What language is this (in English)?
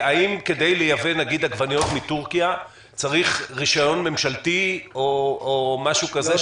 Hebrew